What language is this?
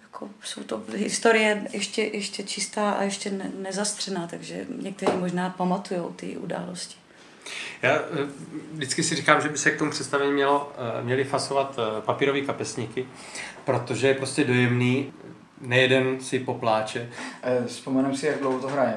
Czech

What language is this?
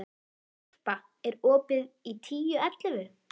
Icelandic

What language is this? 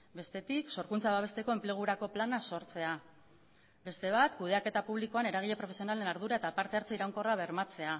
Basque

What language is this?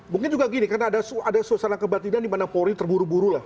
Indonesian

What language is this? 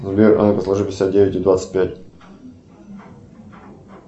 Russian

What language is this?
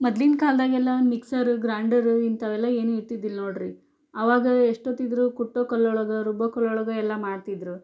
Kannada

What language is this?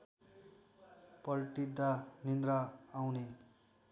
Nepali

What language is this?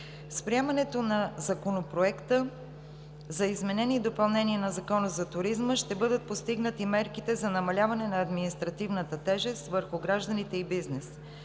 Bulgarian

